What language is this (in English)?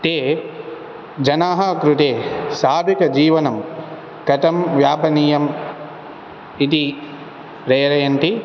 Sanskrit